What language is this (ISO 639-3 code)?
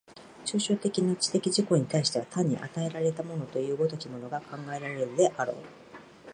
jpn